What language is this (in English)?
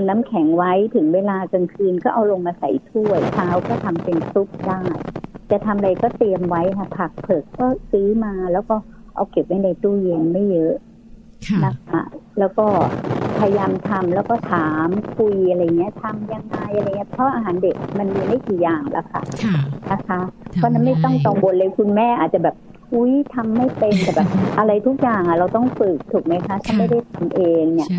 Thai